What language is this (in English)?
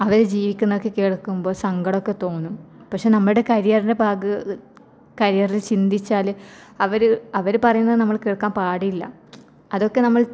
Malayalam